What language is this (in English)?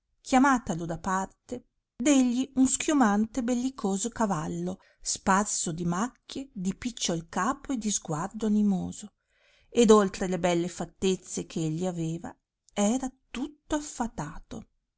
Italian